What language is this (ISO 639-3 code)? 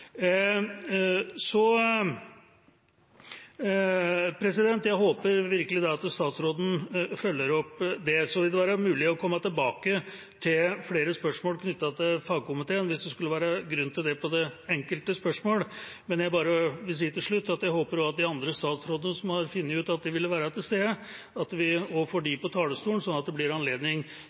nob